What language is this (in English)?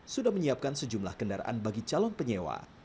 Indonesian